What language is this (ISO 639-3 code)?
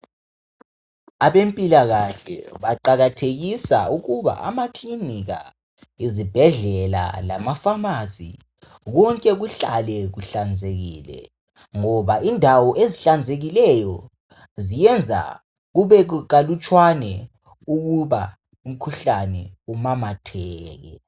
nde